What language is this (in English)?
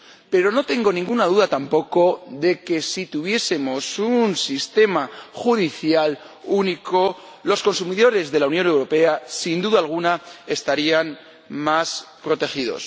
Spanish